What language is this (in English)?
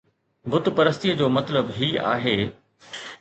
Sindhi